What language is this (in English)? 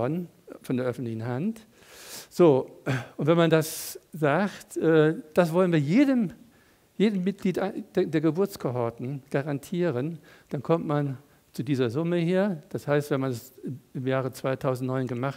German